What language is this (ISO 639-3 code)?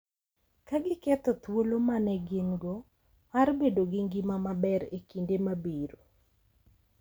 luo